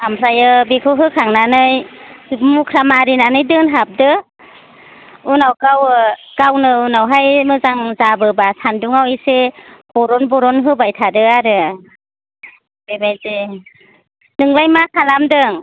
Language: Bodo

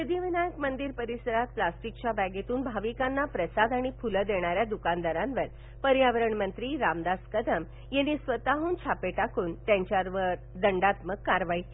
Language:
Marathi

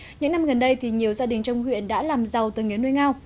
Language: Vietnamese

